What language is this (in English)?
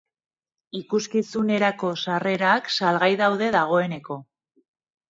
Basque